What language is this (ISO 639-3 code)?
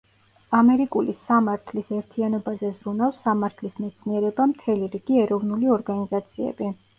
kat